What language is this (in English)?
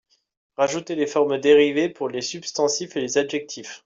French